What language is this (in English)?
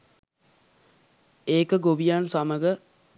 Sinhala